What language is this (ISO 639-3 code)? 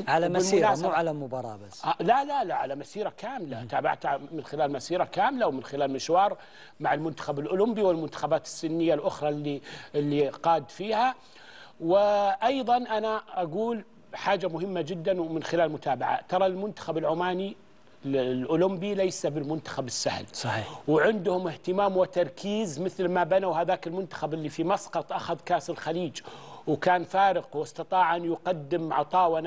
ara